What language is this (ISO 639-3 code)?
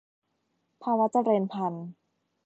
tha